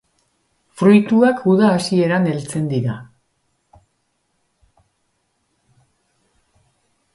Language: Basque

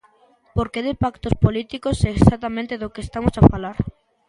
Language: Galician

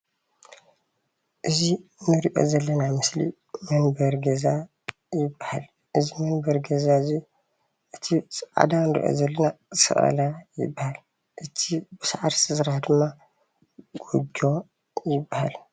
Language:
Tigrinya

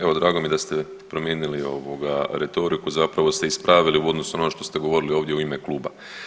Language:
Croatian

